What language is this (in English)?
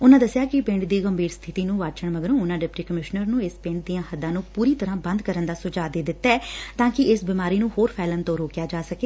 Punjabi